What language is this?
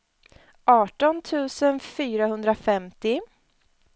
Swedish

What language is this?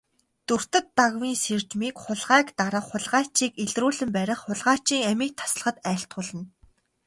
Mongolian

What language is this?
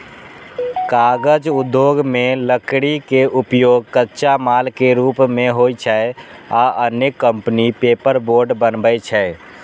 Maithili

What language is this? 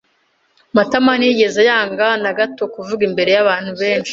Kinyarwanda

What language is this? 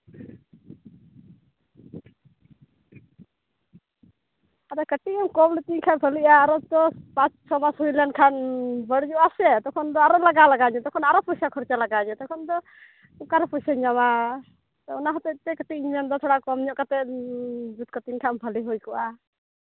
Santali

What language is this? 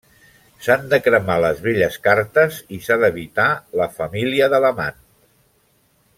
Catalan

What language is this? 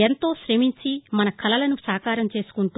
Telugu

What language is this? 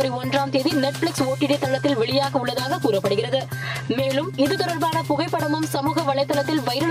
Tamil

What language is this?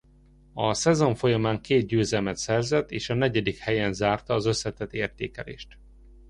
Hungarian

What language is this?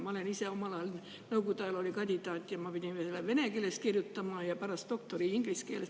Estonian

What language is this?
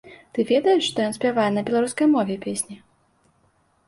Belarusian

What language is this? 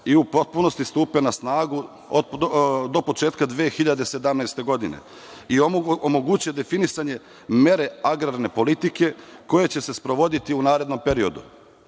Serbian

